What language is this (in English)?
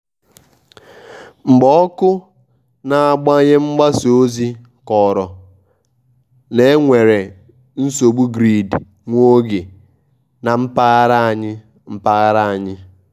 Igbo